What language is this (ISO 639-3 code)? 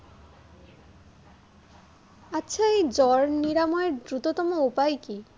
ben